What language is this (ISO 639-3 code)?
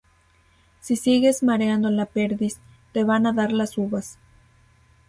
spa